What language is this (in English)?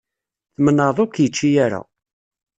Kabyle